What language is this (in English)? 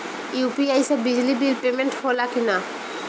Bhojpuri